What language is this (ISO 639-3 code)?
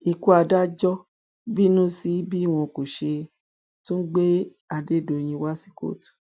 yor